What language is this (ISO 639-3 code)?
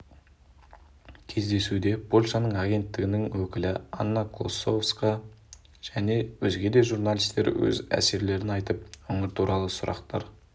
kaz